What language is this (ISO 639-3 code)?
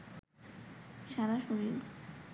ben